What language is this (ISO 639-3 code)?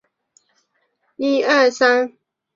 zho